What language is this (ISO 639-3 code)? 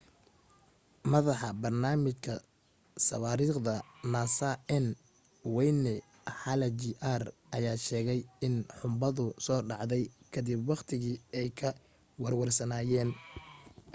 som